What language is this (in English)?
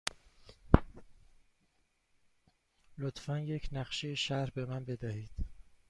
Persian